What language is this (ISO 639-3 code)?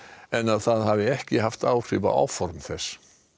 isl